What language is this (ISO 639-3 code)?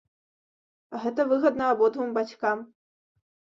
bel